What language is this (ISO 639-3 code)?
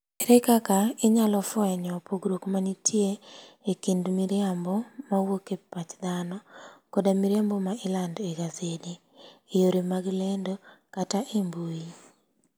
luo